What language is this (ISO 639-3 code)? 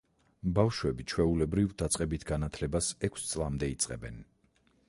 kat